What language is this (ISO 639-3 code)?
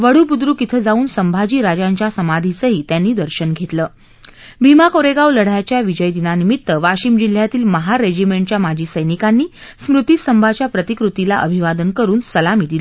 mar